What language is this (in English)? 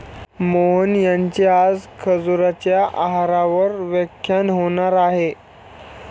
Marathi